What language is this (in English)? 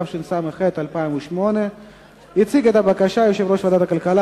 Hebrew